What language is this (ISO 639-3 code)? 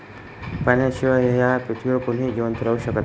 mar